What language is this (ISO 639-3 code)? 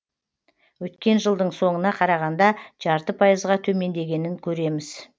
kaz